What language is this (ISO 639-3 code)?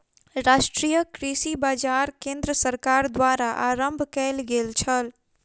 mai